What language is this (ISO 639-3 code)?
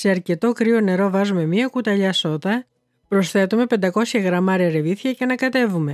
ell